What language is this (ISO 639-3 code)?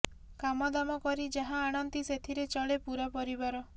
ori